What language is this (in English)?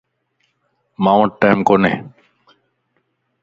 Lasi